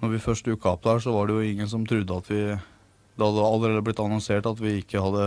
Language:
Norwegian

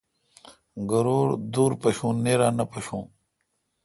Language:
Kalkoti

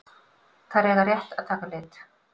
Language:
Icelandic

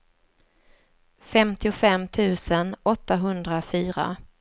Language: Swedish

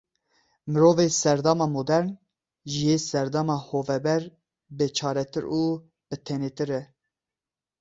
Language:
Kurdish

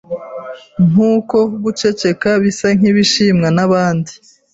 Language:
Kinyarwanda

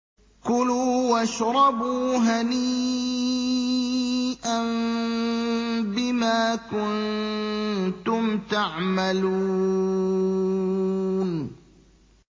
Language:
Arabic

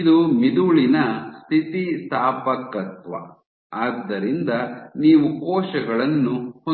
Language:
Kannada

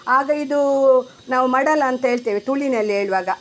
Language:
Kannada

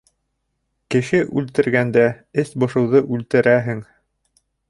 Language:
Bashkir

